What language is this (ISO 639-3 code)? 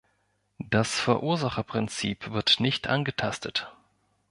deu